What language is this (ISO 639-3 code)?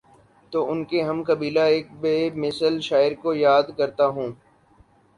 urd